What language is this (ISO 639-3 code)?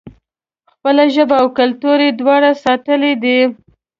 pus